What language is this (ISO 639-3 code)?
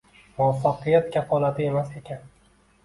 uzb